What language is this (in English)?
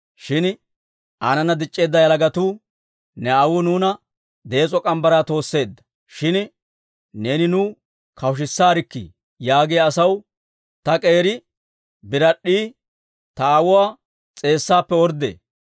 Dawro